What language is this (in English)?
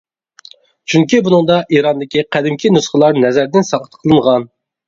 Uyghur